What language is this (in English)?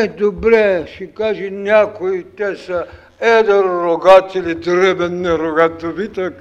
Bulgarian